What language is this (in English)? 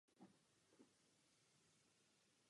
Czech